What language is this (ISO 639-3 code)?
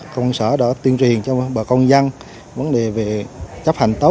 vie